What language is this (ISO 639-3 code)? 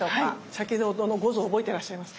jpn